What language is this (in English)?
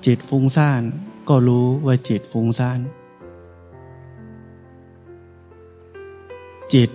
Thai